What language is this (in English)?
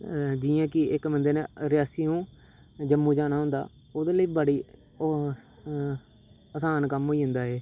Dogri